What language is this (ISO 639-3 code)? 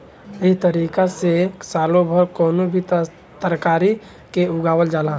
bho